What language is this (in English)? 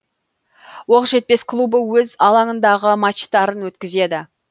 Kazakh